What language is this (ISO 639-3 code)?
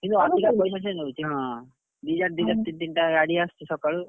ori